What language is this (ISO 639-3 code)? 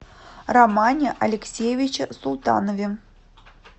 rus